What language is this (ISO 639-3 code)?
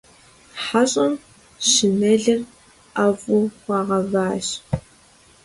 kbd